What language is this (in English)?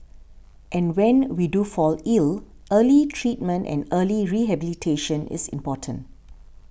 English